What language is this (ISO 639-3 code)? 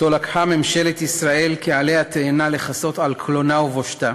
heb